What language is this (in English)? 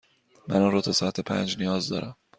Persian